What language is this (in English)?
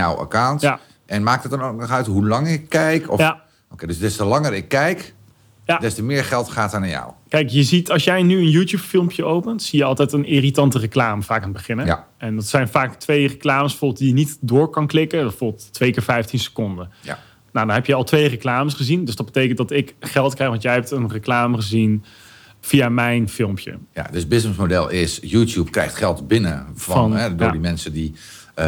Dutch